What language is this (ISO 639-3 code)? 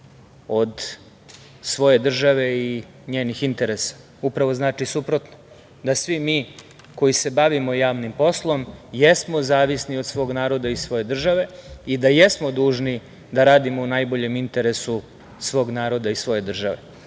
srp